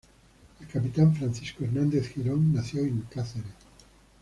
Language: Spanish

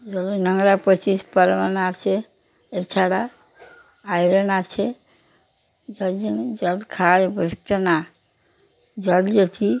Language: Bangla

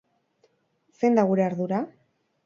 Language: Basque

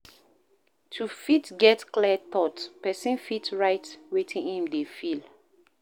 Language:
Nigerian Pidgin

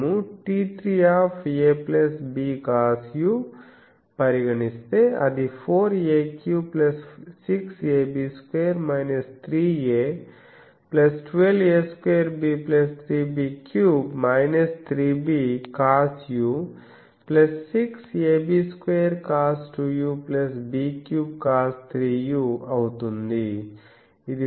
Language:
Telugu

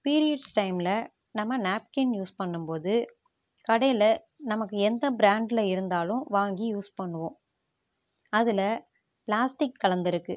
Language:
Tamil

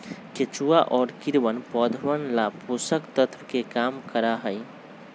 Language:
Magahi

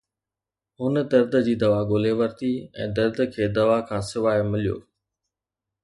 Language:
Sindhi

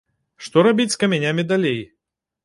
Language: Belarusian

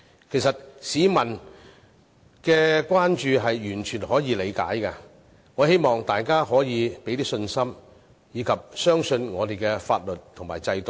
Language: Cantonese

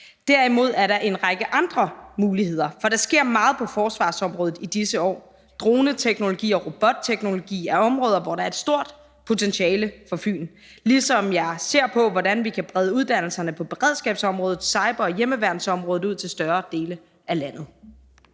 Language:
Danish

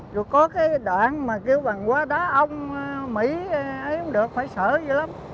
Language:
Vietnamese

